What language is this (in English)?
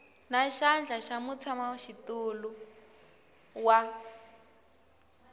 Tsonga